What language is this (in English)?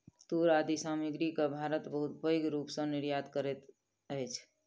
Maithili